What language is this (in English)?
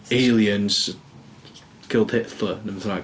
Welsh